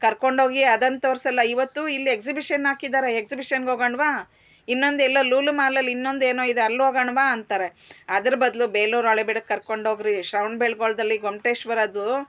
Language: Kannada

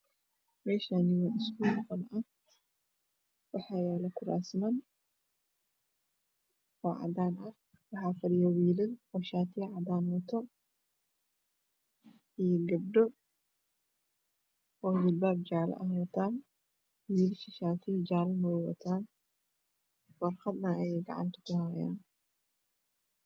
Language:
Somali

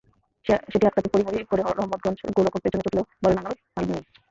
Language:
Bangla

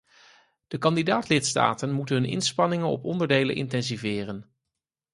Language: Dutch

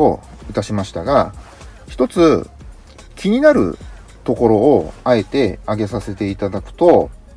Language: Japanese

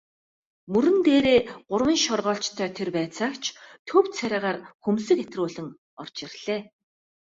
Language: Mongolian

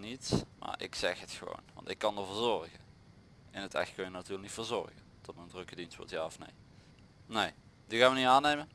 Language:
Dutch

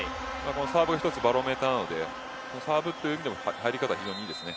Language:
Japanese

